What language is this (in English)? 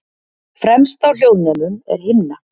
Icelandic